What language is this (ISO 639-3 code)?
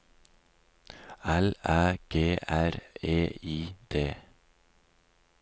nor